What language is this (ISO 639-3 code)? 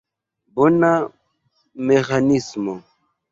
epo